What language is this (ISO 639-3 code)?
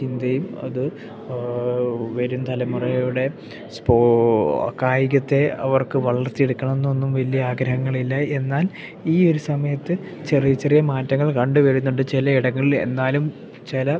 mal